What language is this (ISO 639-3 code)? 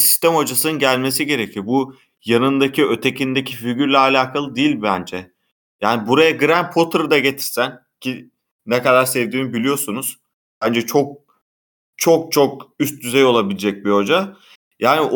tur